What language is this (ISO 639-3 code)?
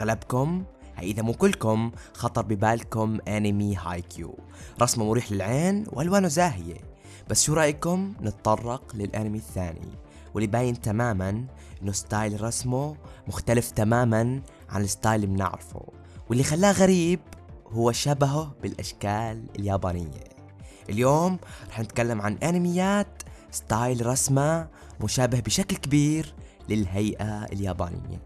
ara